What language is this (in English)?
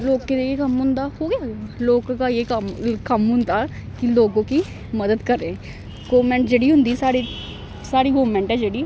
Dogri